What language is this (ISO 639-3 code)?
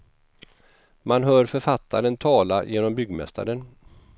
swe